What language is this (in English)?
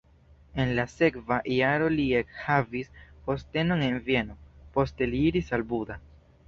Esperanto